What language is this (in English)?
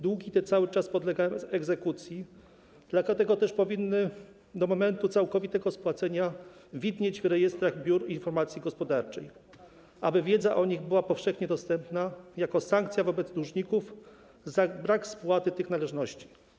Polish